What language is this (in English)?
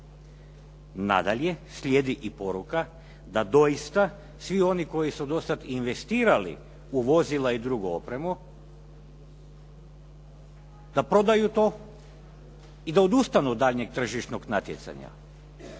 Croatian